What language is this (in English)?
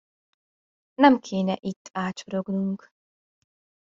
Hungarian